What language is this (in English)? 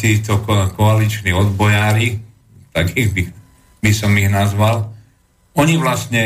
Slovak